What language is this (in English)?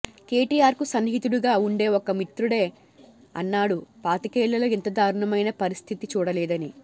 Telugu